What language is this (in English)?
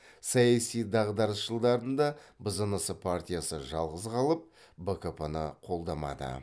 Kazakh